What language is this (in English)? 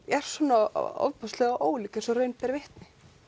Icelandic